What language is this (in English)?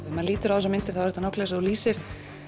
Icelandic